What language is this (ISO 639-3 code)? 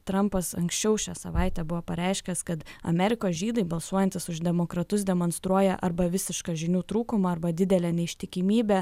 lit